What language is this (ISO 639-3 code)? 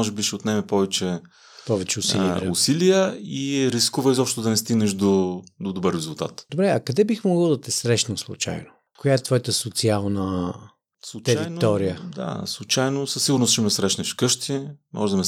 bul